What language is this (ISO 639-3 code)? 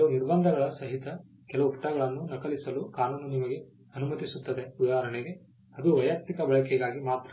kan